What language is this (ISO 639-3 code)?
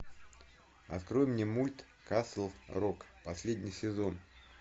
rus